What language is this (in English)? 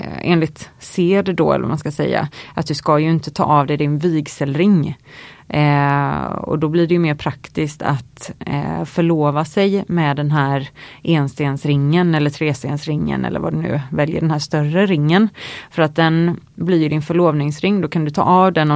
Swedish